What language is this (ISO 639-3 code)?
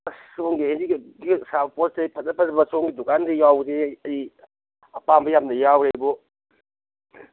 mni